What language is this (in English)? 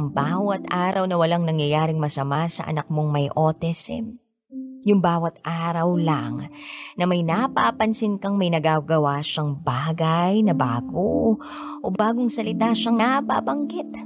Filipino